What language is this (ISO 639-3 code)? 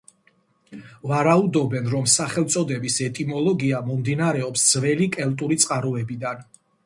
kat